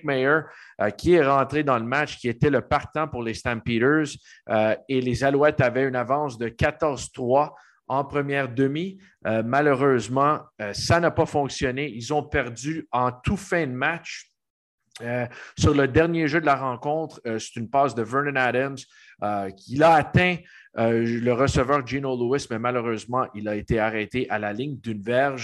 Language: French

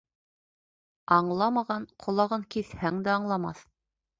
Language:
Bashkir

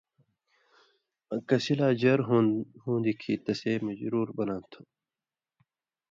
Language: Indus Kohistani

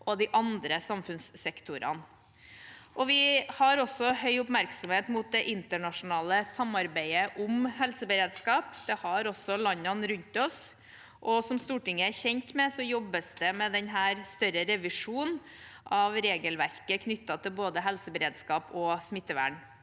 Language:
Norwegian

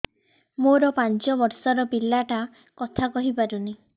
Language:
Odia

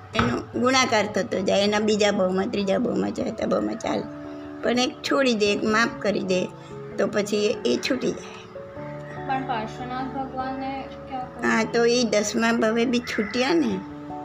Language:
Gujarati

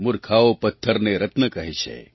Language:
Gujarati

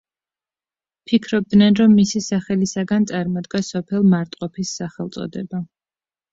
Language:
Georgian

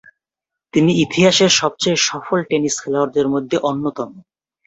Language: Bangla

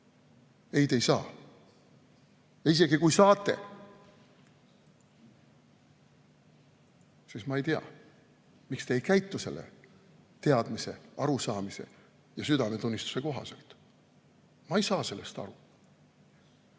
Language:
Estonian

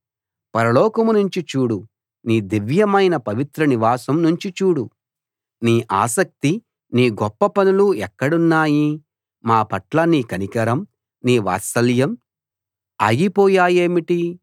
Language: Telugu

